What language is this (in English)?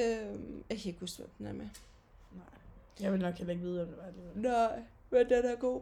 Danish